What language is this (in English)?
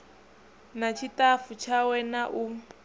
Venda